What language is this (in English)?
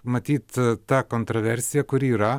Lithuanian